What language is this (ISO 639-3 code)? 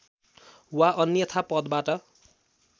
nep